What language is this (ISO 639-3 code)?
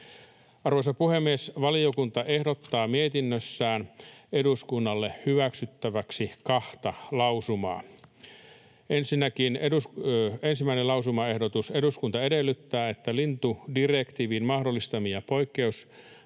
fin